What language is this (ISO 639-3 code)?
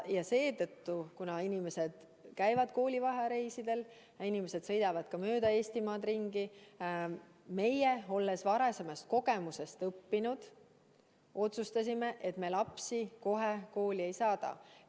est